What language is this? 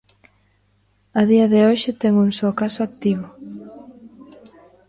Galician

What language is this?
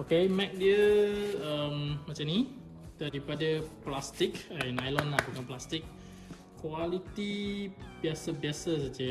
Malay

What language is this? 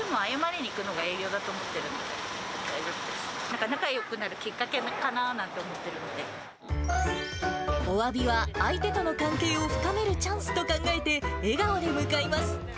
Japanese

